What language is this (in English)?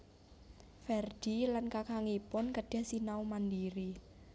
Javanese